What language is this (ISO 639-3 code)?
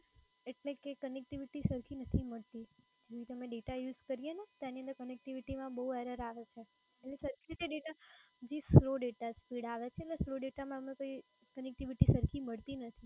guj